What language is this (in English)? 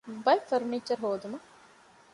Divehi